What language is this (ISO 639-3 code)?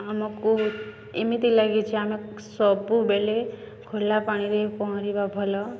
ori